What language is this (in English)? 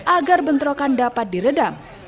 Indonesian